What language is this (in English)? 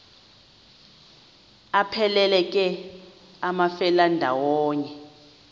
Xhosa